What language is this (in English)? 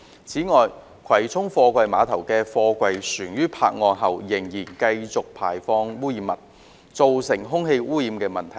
Cantonese